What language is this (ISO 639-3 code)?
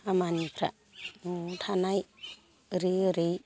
brx